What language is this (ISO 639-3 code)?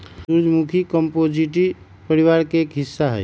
mag